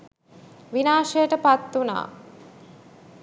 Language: Sinhala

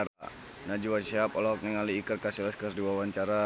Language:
Sundanese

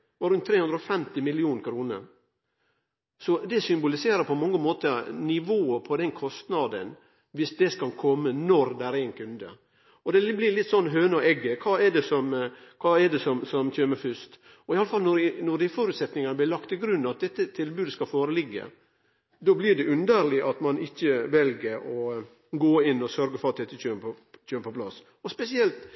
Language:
Norwegian Nynorsk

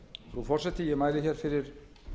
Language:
Icelandic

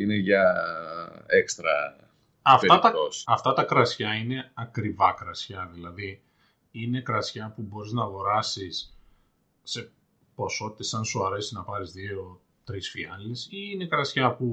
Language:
Greek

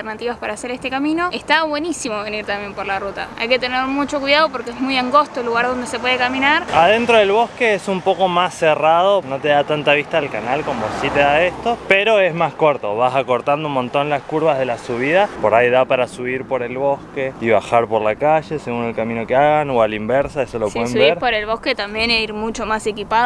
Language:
Spanish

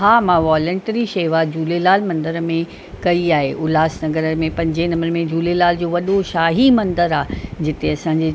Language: Sindhi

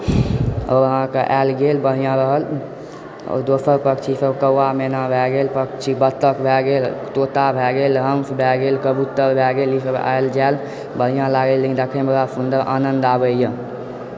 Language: Maithili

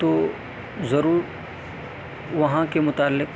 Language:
Urdu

